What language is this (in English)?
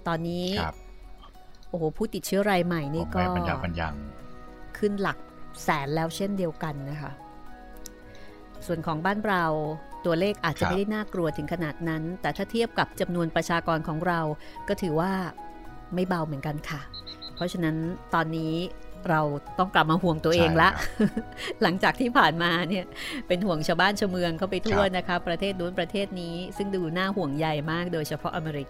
Thai